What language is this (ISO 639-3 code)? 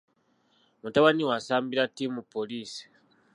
lug